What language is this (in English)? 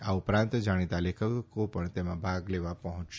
Gujarati